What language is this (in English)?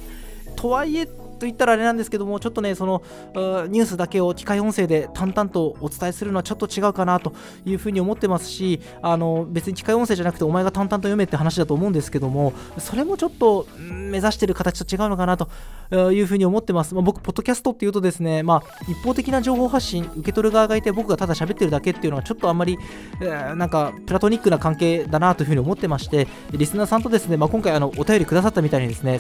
Japanese